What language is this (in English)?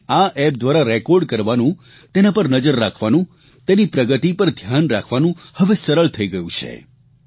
Gujarati